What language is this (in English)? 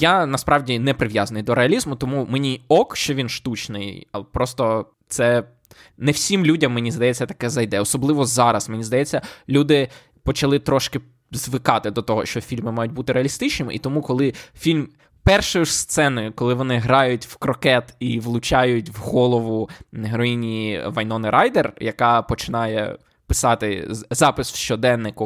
Ukrainian